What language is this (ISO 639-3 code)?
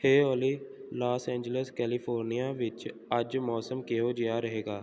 pan